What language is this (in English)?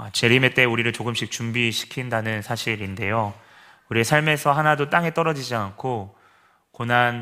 Korean